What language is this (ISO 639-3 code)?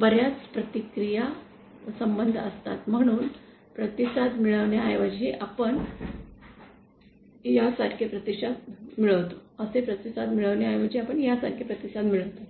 mar